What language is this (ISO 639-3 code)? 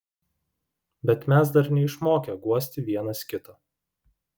lit